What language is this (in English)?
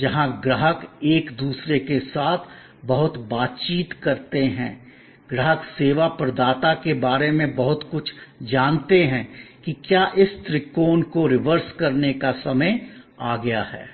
Hindi